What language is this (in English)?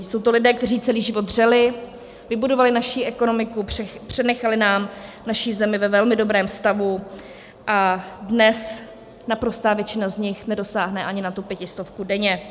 Czech